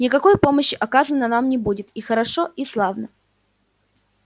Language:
Russian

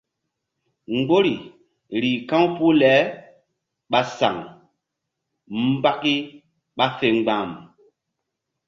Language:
Mbum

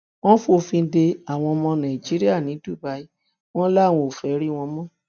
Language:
Yoruba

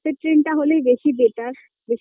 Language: Bangla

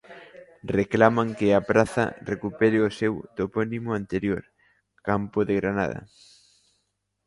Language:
Galician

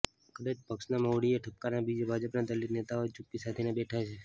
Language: Gujarati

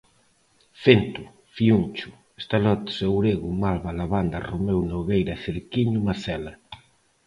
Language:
Galician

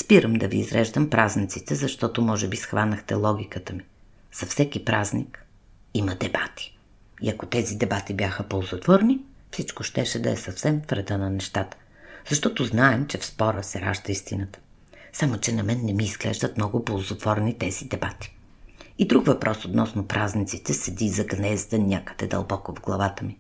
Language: Bulgarian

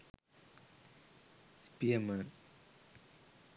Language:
Sinhala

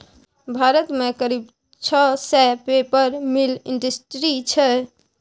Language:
Maithili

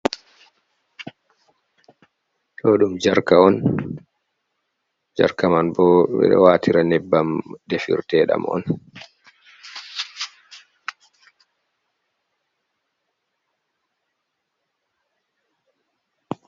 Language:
Fula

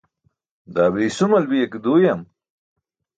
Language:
Burushaski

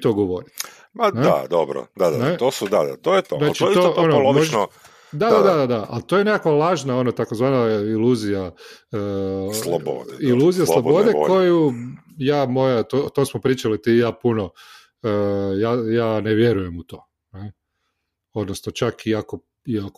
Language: Croatian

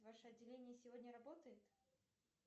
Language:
Russian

